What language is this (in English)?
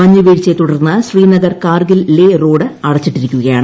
Malayalam